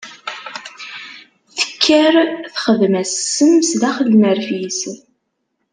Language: Kabyle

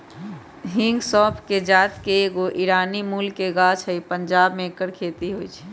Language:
Magahi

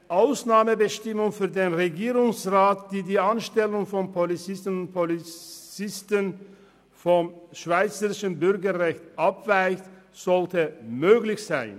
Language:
Swiss German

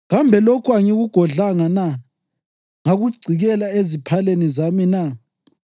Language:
North Ndebele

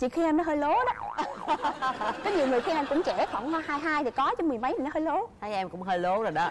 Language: Vietnamese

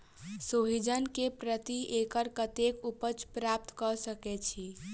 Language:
Maithili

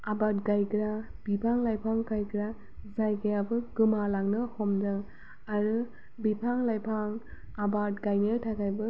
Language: Bodo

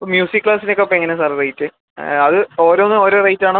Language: Malayalam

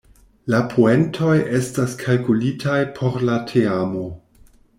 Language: Esperanto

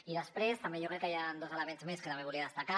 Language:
Catalan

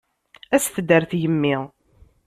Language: Kabyle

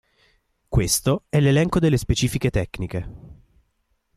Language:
Italian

